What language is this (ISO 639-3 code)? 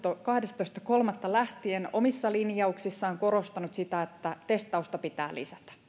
fin